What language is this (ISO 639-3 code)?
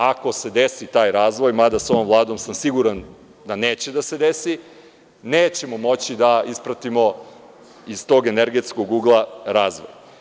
srp